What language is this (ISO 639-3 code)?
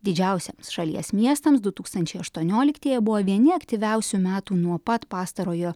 lit